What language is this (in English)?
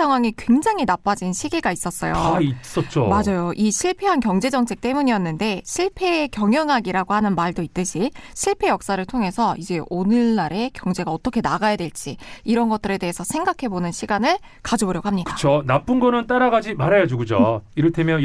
Korean